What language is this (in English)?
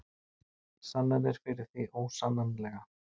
Icelandic